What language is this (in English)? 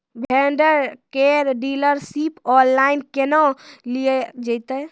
Maithili